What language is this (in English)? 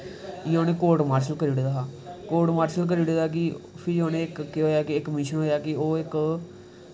Dogri